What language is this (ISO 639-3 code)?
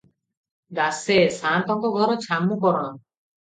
ori